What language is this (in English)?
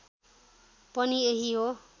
Nepali